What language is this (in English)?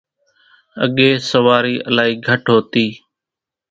Kachi Koli